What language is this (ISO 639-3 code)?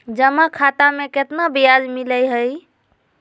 mag